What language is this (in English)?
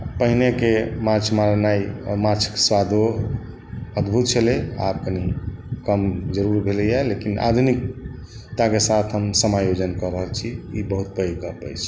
Maithili